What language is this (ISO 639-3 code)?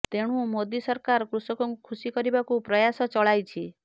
ori